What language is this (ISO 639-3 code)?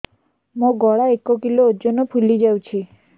ori